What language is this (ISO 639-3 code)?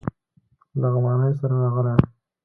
pus